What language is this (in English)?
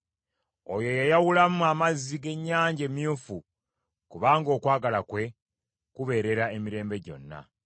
Ganda